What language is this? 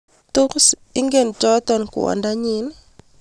Kalenjin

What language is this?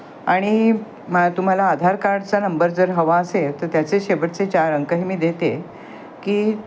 Marathi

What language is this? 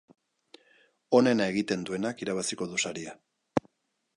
Basque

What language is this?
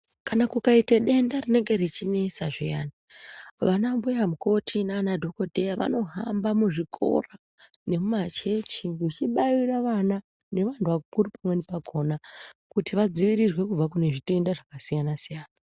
Ndau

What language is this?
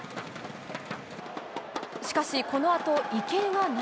Japanese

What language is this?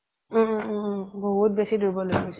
Assamese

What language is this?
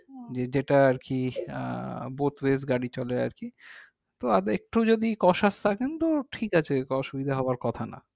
Bangla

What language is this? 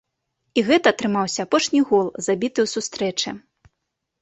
Belarusian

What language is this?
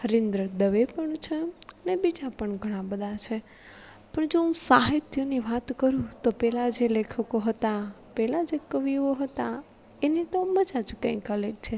Gujarati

